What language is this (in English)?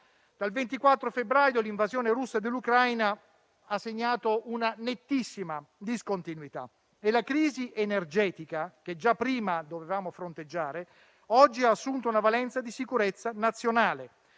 Italian